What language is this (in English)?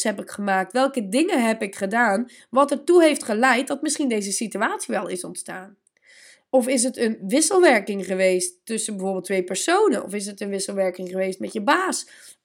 Dutch